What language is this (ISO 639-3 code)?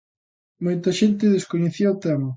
glg